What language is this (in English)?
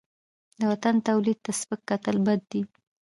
Pashto